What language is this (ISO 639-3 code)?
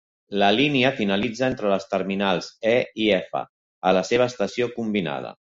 cat